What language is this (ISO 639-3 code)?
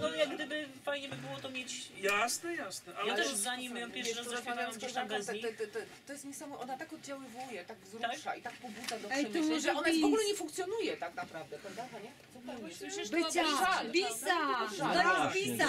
pol